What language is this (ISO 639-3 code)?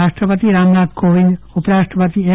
guj